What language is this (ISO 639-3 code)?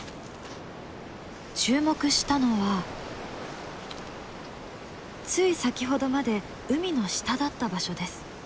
jpn